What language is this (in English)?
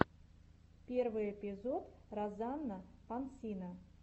Russian